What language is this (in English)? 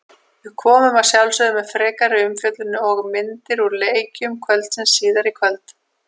Icelandic